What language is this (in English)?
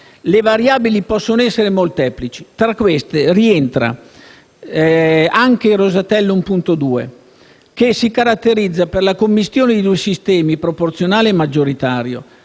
Italian